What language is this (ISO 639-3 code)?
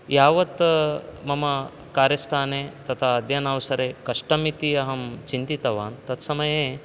san